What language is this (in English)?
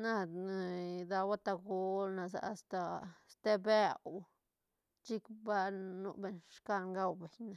Santa Catarina Albarradas Zapotec